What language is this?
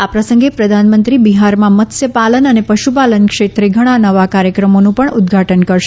Gujarati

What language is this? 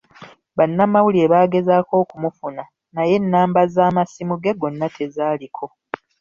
Ganda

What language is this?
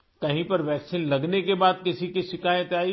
Urdu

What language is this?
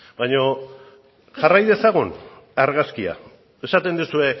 Basque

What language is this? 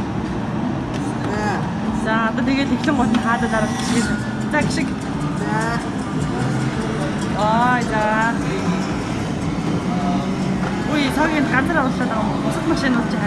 Korean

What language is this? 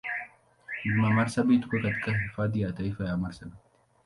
Swahili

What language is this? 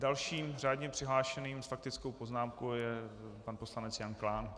Czech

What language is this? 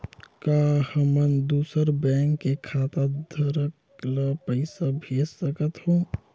Chhattisgarhi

